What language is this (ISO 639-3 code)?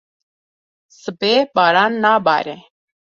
kur